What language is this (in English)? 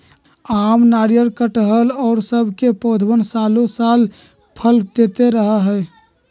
Magahi